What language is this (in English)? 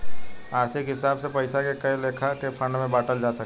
Bhojpuri